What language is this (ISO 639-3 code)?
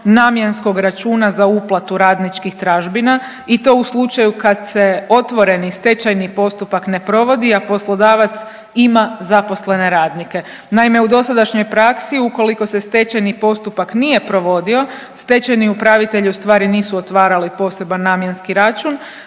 hrv